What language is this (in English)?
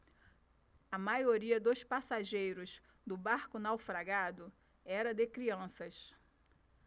Portuguese